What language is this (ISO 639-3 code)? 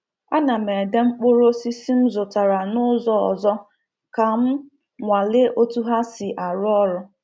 ibo